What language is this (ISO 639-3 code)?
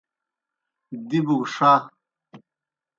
plk